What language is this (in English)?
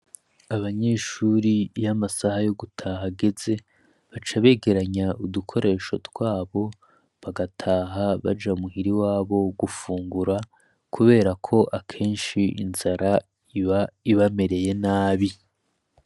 Rundi